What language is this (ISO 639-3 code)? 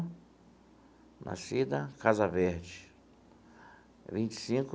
por